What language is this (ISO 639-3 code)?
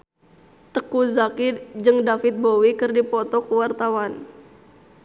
sun